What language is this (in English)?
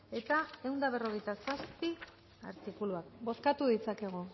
Basque